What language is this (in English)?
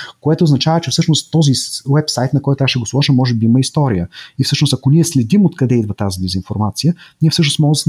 Bulgarian